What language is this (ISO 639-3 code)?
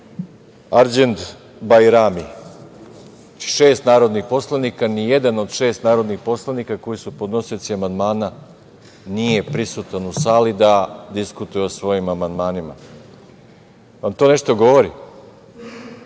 srp